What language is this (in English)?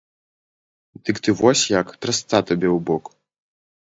Belarusian